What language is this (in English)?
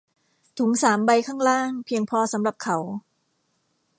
Thai